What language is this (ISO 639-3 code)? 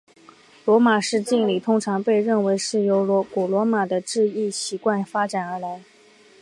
zho